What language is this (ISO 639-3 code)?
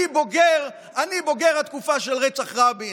heb